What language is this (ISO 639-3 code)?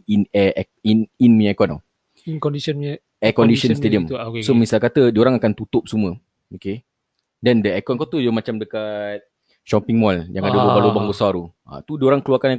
msa